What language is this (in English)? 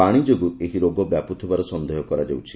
Odia